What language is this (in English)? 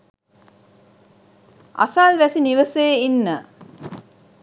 Sinhala